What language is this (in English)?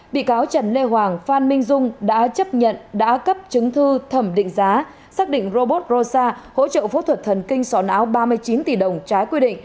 Vietnamese